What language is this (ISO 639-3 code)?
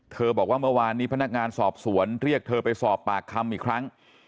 tha